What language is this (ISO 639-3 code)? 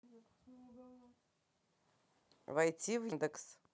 rus